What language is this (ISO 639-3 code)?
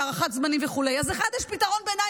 heb